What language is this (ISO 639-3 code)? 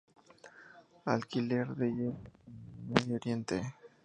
spa